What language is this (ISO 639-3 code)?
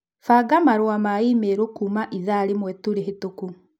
kik